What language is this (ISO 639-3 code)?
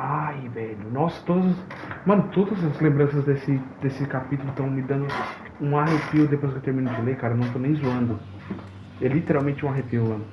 por